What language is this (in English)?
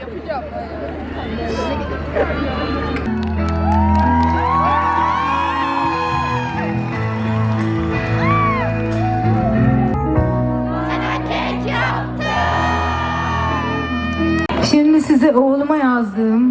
Turkish